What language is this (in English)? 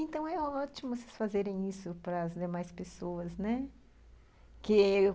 Portuguese